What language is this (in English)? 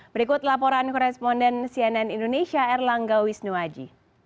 Indonesian